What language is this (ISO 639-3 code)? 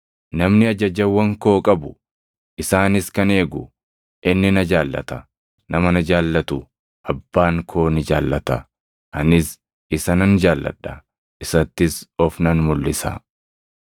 orm